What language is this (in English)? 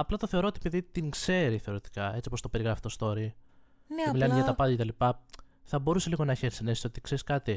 Greek